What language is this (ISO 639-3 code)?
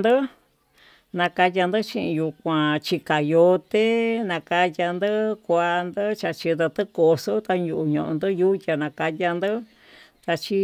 mtu